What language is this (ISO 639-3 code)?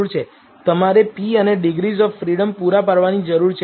guj